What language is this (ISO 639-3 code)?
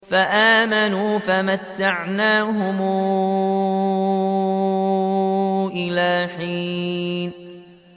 ara